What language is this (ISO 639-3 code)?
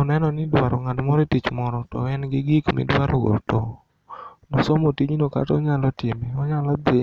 luo